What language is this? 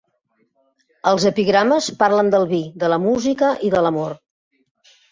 Catalan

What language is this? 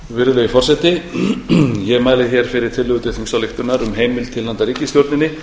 Icelandic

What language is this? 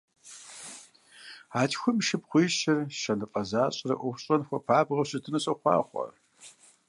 Kabardian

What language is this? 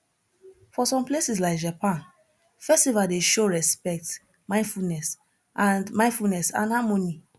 Nigerian Pidgin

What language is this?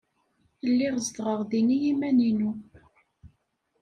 Kabyle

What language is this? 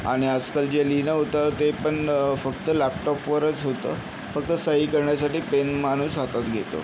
Marathi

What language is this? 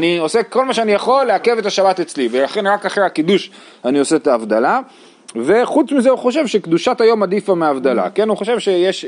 Hebrew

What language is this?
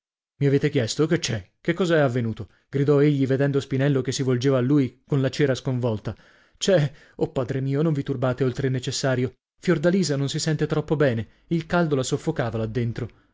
Italian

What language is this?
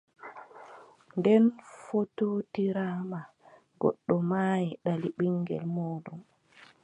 Adamawa Fulfulde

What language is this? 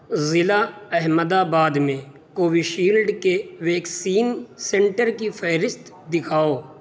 Urdu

